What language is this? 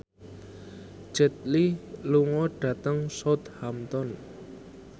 Javanese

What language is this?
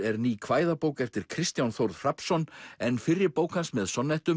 Icelandic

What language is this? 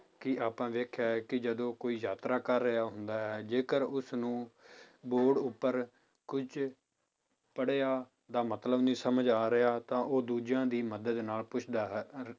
Punjabi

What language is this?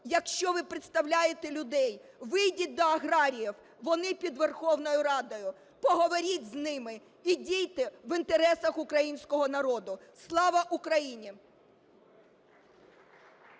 Ukrainian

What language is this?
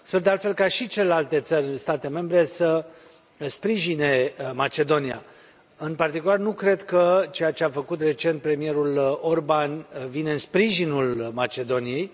Romanian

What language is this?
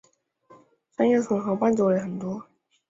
Chinese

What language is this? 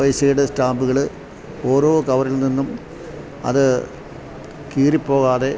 Malayalam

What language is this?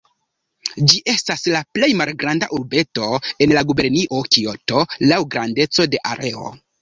Esperanto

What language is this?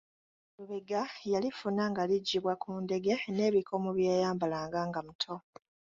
Ganda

